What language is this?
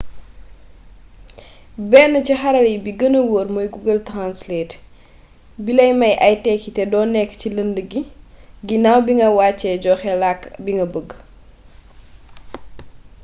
Wolof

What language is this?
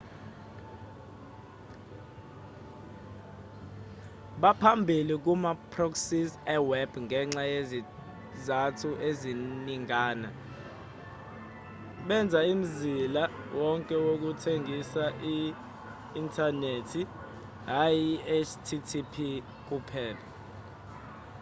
Zulu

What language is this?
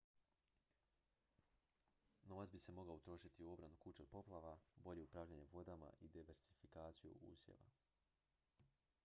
Croatian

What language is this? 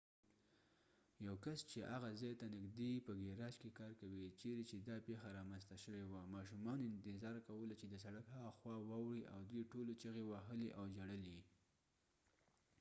Pashto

